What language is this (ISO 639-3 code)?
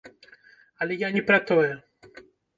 bel